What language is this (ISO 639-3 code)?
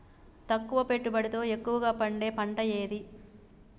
tel